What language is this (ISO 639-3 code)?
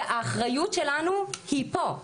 heb